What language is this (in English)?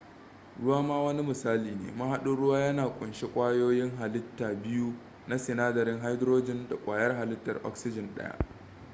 Hausa